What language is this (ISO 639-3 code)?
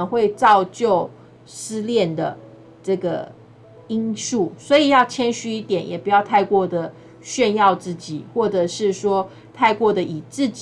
zho